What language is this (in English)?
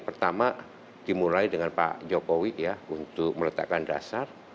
Indonesian